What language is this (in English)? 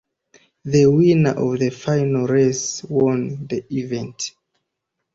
English